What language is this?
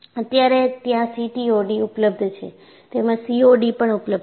Gujarati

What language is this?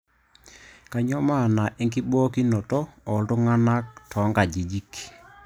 Masai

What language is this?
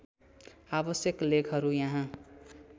Nepali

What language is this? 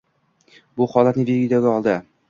Uzbek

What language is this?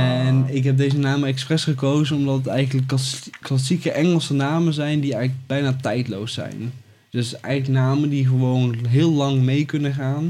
Dutch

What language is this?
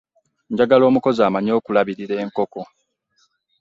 Ganda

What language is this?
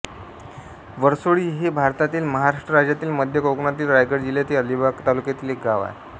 Marathi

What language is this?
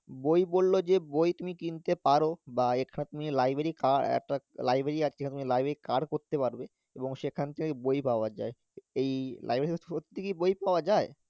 Bangla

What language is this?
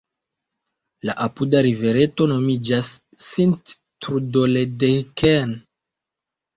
Esperanto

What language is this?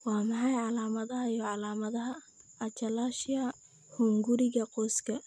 Somali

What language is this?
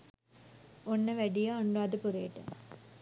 Sinhala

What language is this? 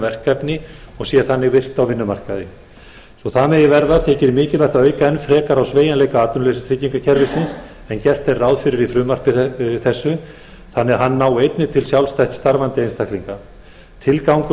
Icelandic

